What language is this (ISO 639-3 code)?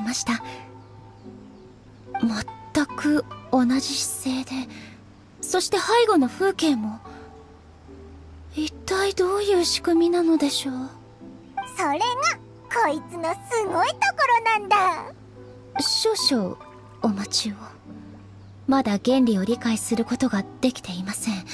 jpn